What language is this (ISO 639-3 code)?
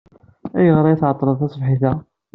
kab